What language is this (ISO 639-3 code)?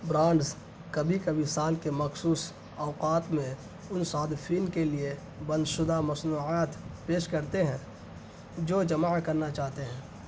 urd